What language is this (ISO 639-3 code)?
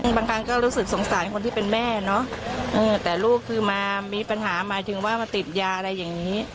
tha